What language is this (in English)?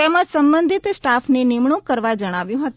Gujarati